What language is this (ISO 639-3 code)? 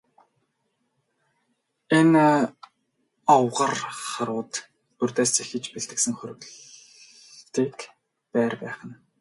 mon